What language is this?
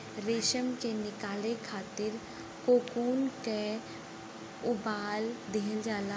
Bhojpuri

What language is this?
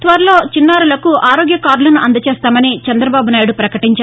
Telugu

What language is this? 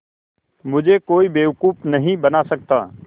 Hindi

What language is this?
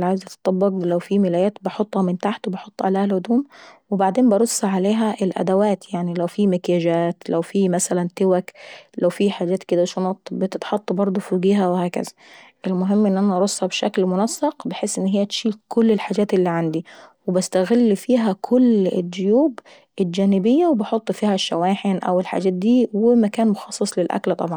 Saidi Arabic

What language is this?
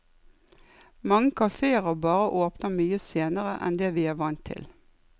Norwegian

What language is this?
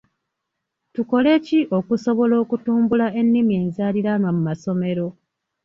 Ganda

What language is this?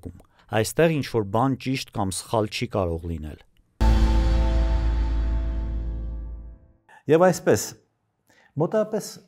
Romanian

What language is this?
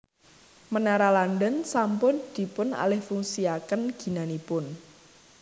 Javanese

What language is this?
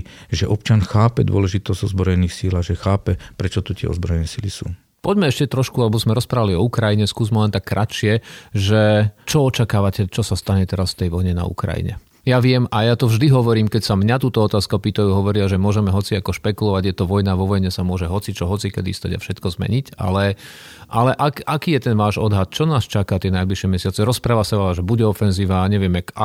Slovak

